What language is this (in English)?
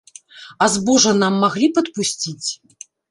Belarusian